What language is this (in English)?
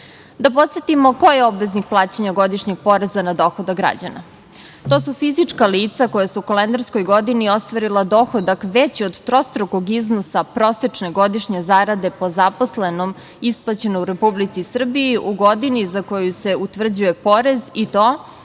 Serbian